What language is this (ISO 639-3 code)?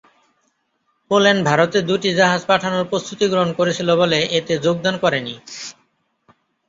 ben